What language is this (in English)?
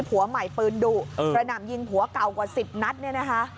Thai